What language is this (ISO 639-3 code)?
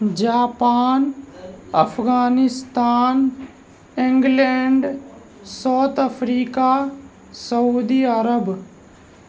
urd